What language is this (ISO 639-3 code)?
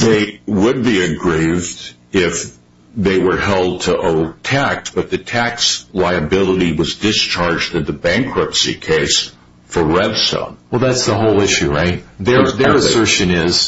eng